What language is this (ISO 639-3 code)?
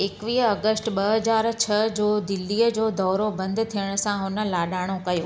snd